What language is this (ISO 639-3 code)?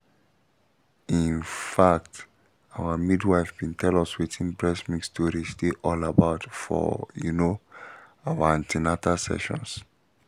pcm